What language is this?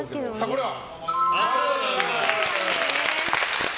Japanese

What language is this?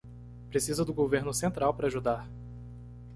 Portuguese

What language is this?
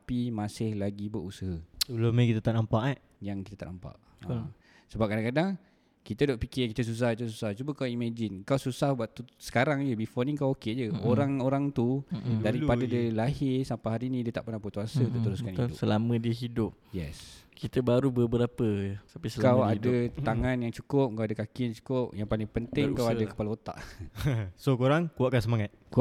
Malay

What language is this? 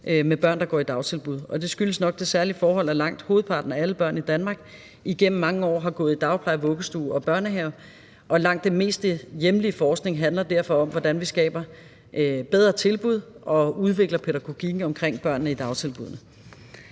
Danish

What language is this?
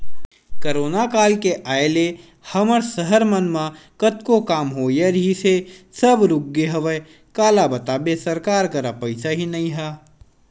Chhattisgarhi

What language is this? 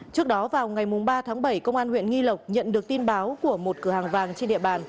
Vietnamese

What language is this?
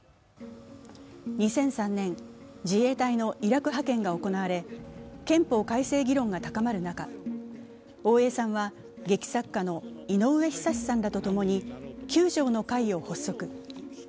Japanese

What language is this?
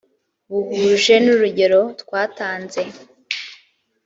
Kinyarwanda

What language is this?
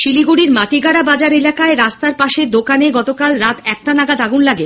Bangla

